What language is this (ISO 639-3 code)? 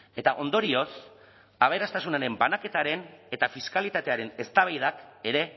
eus